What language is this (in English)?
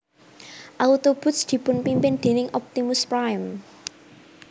Javanese